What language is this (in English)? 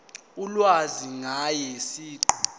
Zulu